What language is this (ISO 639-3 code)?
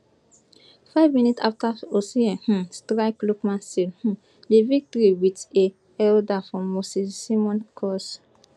pcm